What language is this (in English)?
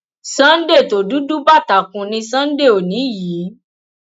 Yoruba